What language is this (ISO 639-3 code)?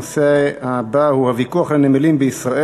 heb